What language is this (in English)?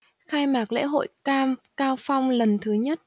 Vietnamese